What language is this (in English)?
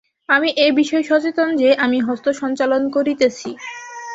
Bangla